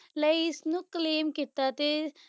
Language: Punjabi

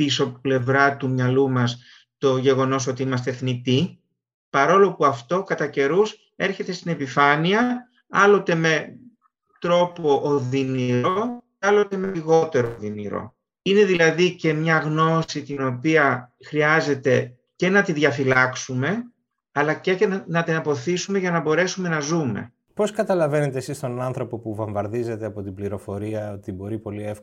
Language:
Greek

